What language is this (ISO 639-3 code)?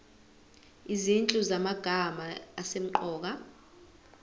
zul